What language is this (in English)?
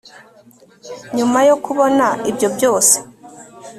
Kinyarwanda